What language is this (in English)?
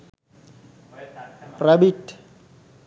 Sinhala